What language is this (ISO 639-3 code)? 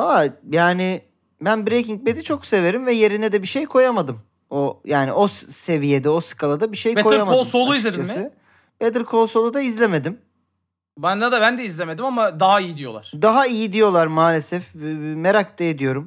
tur